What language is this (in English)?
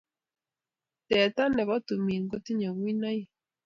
Kalenjin